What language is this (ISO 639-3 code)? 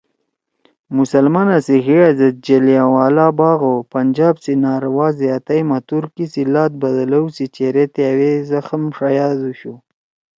trw